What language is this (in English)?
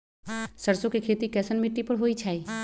Magahi